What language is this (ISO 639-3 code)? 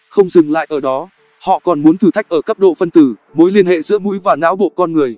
vie